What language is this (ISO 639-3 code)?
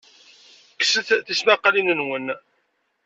kab